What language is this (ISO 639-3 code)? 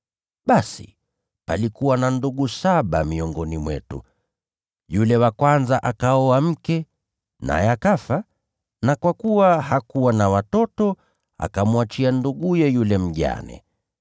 swa